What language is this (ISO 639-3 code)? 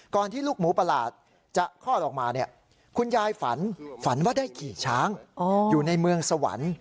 tha